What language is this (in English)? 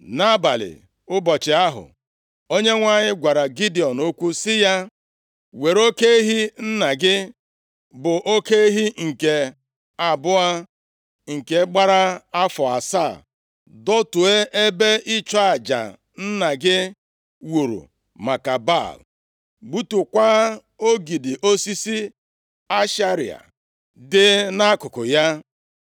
Igbo